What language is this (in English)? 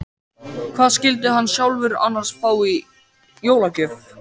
Icelandic